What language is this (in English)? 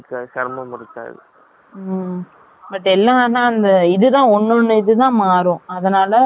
Tamil